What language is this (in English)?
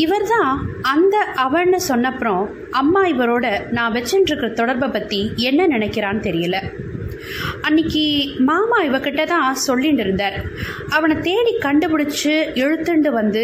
Tamil